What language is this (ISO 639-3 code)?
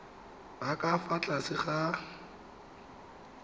tsn